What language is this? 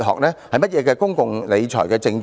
Cantonese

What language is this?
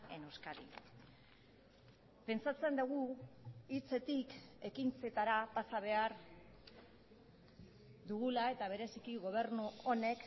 Basque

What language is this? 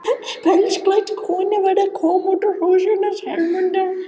Icelandic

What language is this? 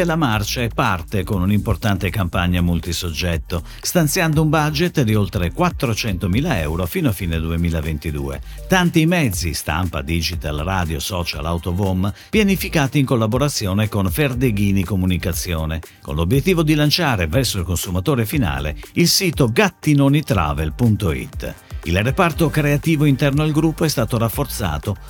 Italian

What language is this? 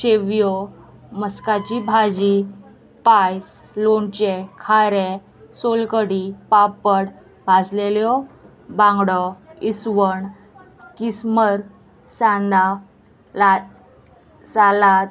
Konkani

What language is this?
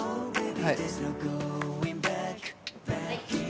Japanese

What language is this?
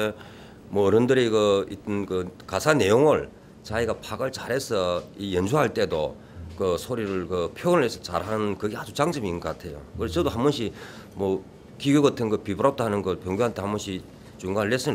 Korean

